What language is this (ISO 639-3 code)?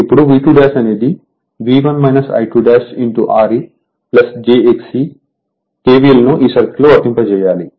tel